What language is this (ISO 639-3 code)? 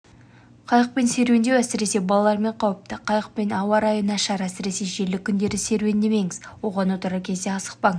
kaz